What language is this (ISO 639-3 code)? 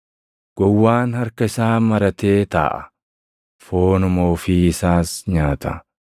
orm